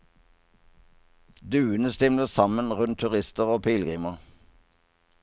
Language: Norwegian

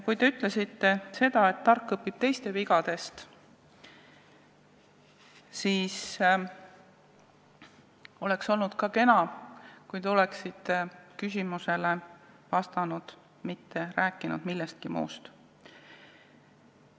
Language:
Estonian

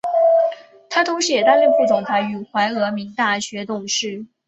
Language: Chinese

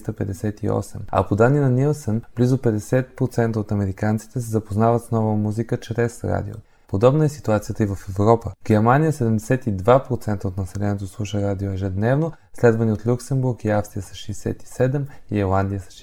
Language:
Bulgarian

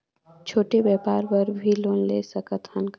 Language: Chhattisgarhi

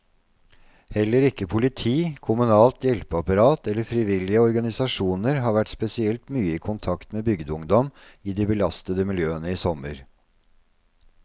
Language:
Norwegian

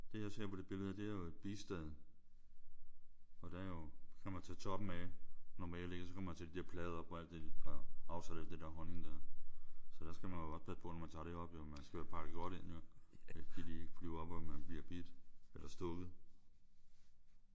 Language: Danish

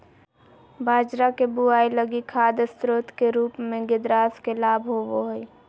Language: Magahi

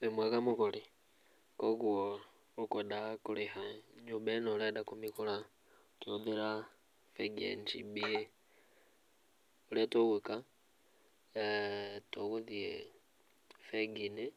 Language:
Kikuyu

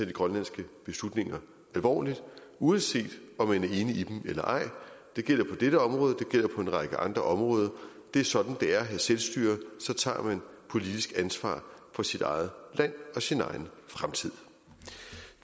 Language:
Danish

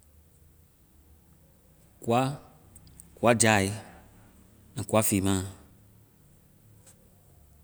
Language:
Vai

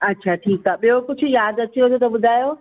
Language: Sindhi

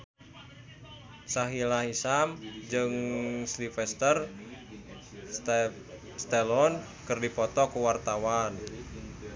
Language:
Sundanese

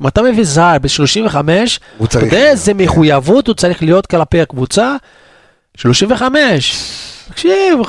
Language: Hebrew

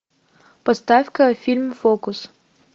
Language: Russian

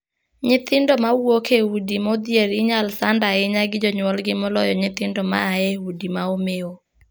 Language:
Luo (Kenya and Tanzania)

